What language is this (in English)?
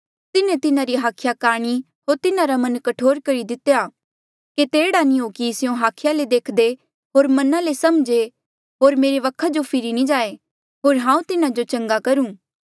Mandeali